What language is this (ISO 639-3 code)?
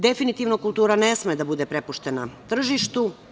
srp